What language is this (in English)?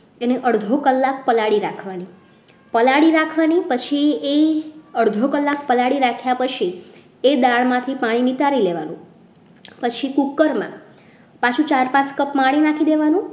Gujarati